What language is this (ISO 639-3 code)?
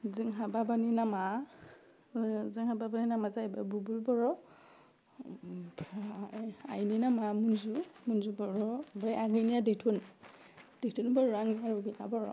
brx